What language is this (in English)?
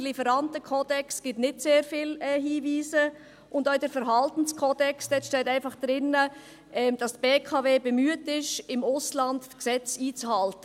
Swiss German